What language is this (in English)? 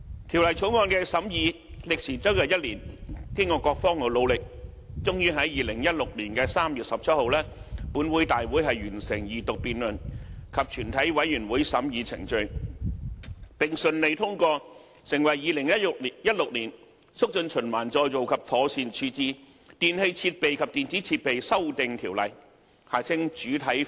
Cantonese